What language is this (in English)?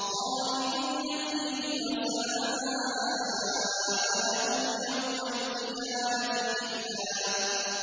Arabic